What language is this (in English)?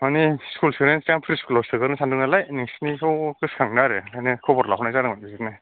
Bodo